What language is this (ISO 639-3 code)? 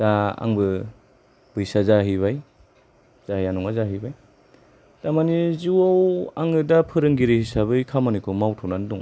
brx